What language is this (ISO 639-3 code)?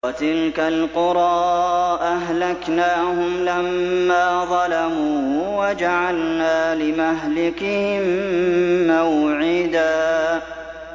ara